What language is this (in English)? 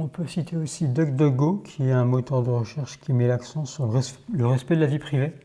French